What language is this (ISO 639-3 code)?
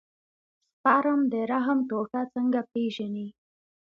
pus